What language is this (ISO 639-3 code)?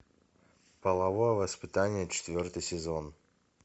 rus